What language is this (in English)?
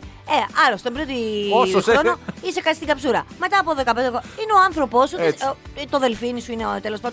Greek